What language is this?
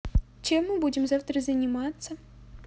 Russian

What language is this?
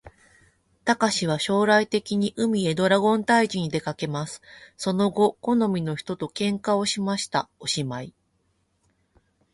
Japanese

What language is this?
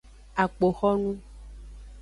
Aja (Benin)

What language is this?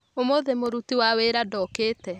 Kikuyu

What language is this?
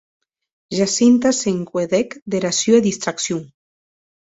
Occitan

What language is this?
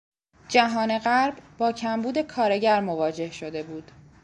Persian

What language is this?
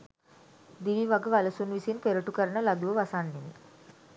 Sinhala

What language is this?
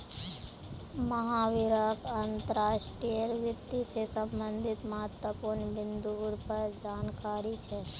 Magahi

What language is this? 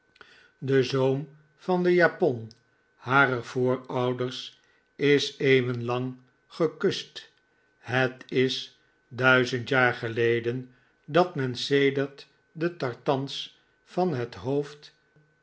Dutch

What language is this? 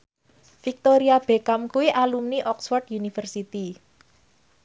Javanese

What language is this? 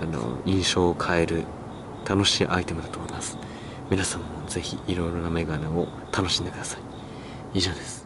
Japanese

